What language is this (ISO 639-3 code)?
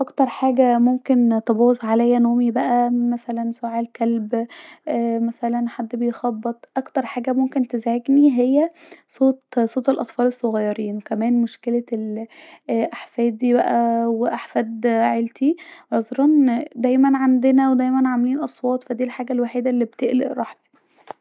arz